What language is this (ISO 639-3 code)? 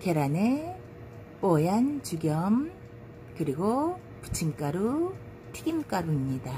kor